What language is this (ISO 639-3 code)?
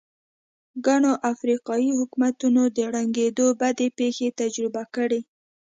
pus